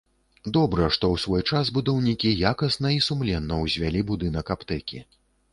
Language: Belarusian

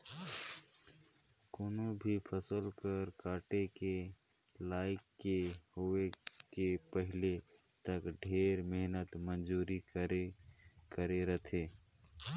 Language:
Chhattisgarhi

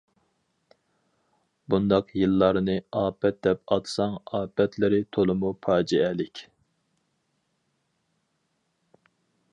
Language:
Uyghur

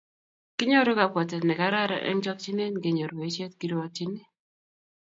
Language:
Kalenjin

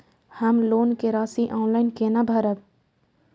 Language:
Maithili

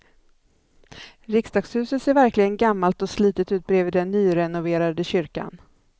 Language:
Swedish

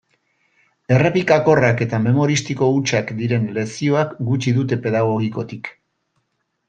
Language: Basque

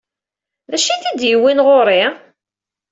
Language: Kabyle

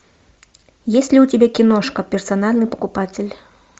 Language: Russian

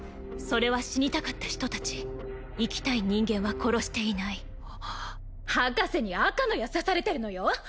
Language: Japanese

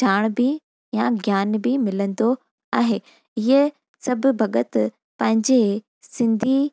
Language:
Sindhi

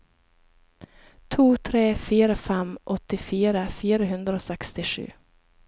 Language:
Norwegian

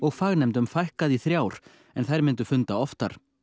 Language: Icelandic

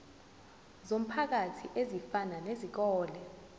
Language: Zulu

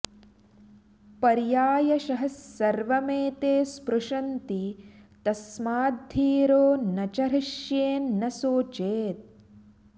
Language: Sanskrit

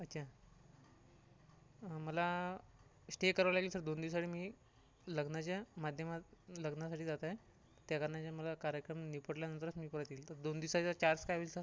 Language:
Marathi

